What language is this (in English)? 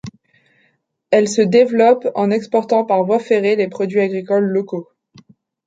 French